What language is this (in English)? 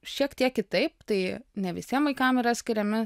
Lithuanian